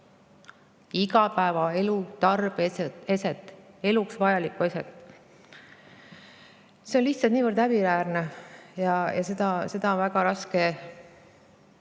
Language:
Estonian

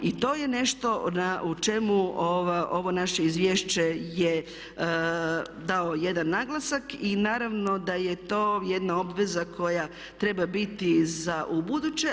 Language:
Croatian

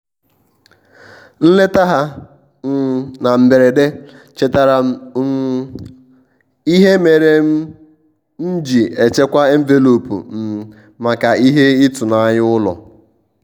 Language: Igbo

